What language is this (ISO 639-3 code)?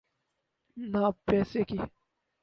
urd